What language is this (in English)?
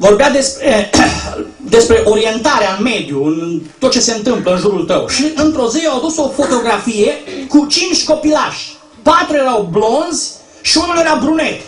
Romanian